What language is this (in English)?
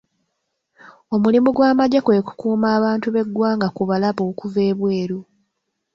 Ganda